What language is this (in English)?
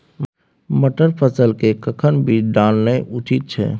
Maithili